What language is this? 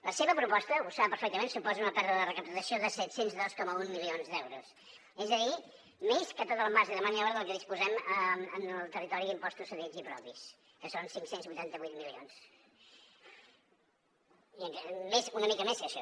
Catalan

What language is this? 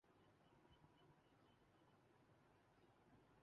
Urdu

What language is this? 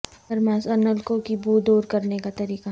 Urdu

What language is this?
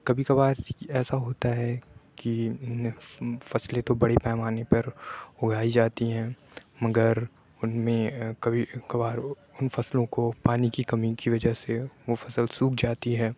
Urdu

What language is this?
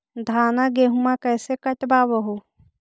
Magahi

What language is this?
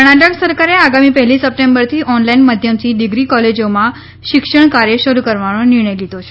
Gujarati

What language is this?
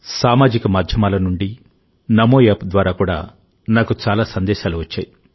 Telugu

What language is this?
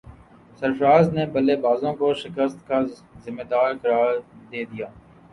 Urdu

